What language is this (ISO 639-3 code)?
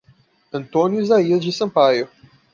por